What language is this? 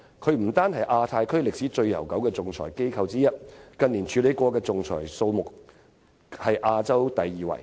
Cantonese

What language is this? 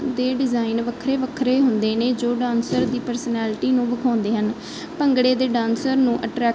Punjabi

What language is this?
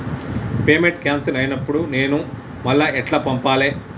Telugu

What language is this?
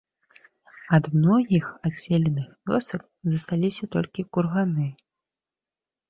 Belarusian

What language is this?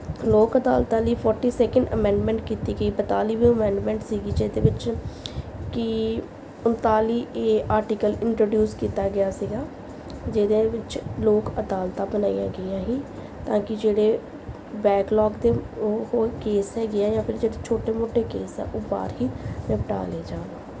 Punjabi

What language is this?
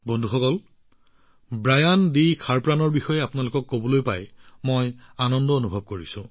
Assamese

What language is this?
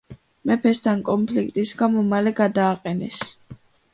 Georgian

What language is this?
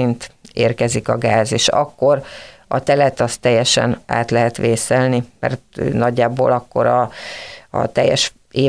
Hungarian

